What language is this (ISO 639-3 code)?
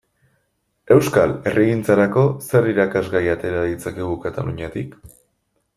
eus